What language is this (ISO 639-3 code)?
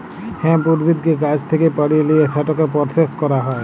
ben